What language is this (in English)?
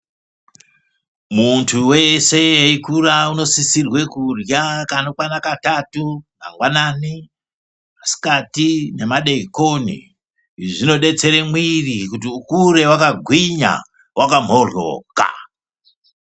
Ndau